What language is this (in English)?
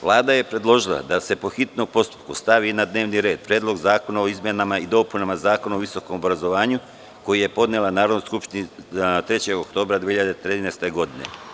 Serbian